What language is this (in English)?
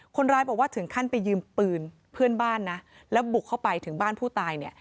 Thai